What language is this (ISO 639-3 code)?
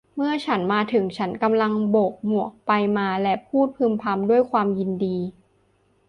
tha